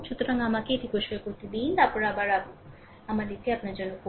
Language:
Bangla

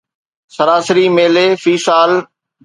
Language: Sindhi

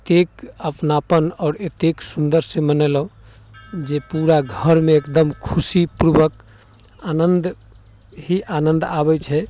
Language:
Maithili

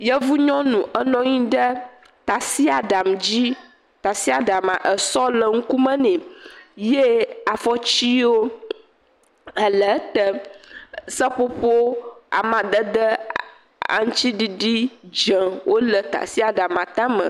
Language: Ewe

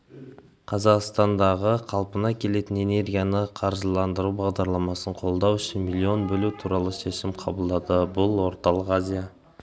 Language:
Kazakh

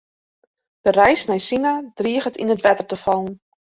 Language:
Western Frisian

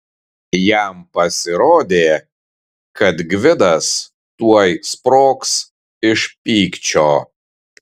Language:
Lithuanian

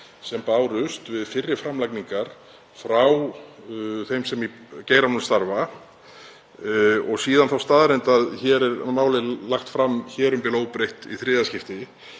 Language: Icelandic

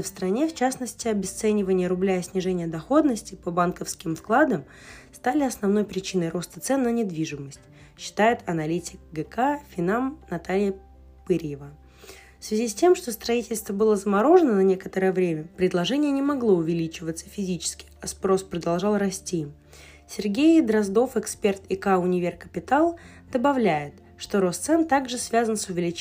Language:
Russian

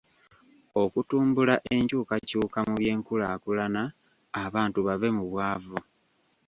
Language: Ganda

